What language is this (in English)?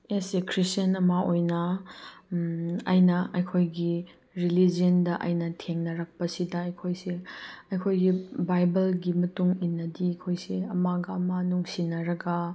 Manipuri